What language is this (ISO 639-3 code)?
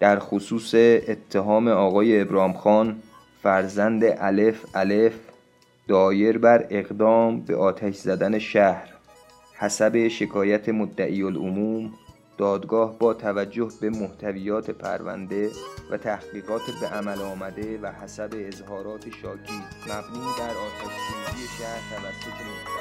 fas